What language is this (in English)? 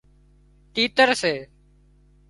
Wadiyara Koli